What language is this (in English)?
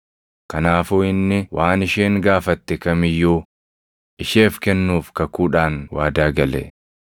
Oromo